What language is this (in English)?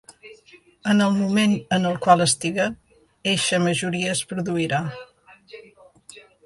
Catalan